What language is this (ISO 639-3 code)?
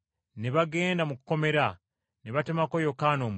lug